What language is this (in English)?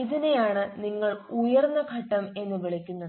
Malayalam